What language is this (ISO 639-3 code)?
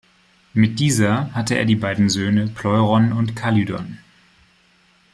deu